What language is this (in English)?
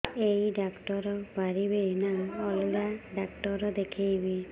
Odia